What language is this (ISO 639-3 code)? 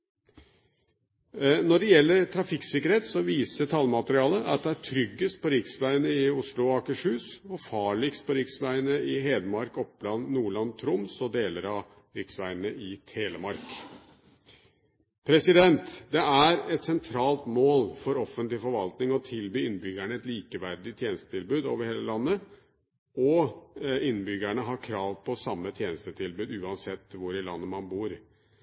nob